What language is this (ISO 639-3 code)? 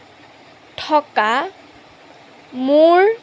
asm